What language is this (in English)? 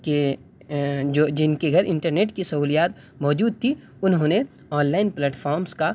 Urdu